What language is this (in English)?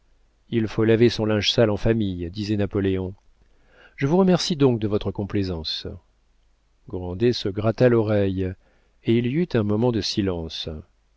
French